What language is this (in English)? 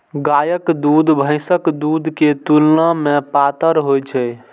Maithili